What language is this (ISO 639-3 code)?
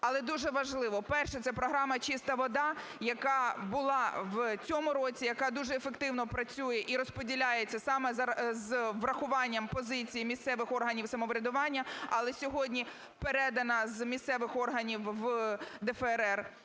ukr